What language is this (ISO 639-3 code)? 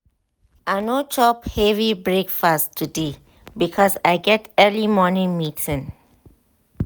pcm